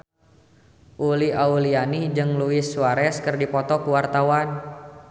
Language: Sundanese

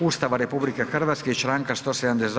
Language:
Croatian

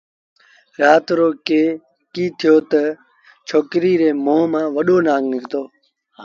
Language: Sindhi Bhil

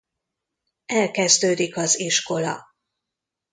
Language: Hungarian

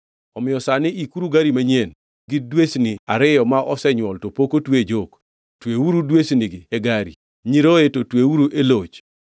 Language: Luo (Kenya and Tanzania)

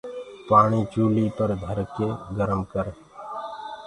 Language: Gurgula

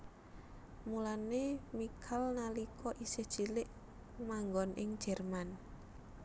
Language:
Javanese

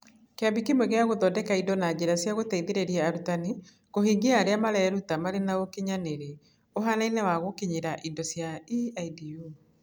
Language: Kikuyu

